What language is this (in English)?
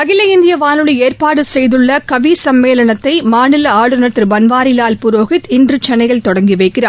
Tamil